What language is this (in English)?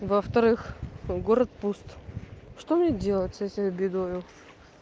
Russian